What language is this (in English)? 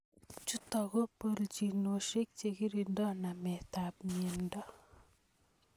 Kalenjin